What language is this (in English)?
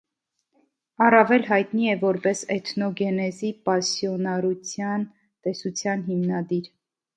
Armenian